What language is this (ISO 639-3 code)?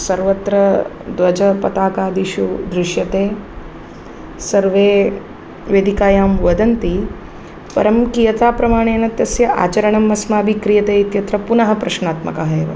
san